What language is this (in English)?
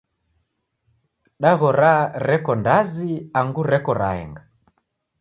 Taita